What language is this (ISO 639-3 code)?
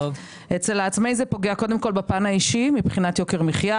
heb